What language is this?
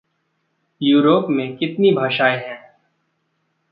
Hindi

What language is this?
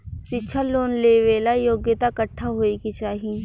Bhojpuri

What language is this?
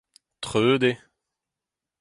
Breton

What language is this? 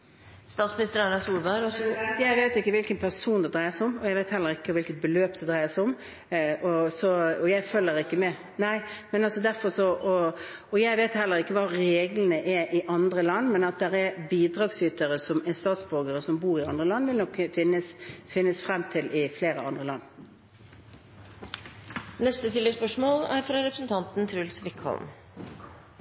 Norwegian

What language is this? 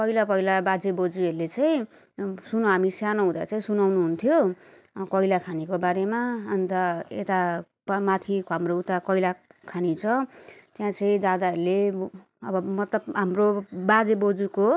Nepali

